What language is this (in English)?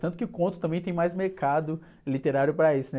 Portuguese